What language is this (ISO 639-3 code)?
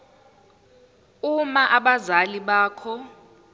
zul